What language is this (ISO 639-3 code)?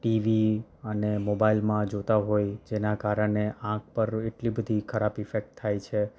guj